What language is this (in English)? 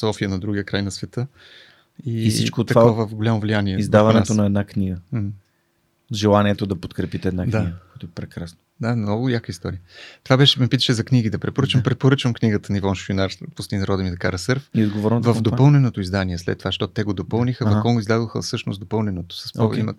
Bulgarian